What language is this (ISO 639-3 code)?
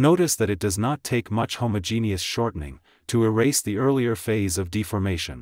eng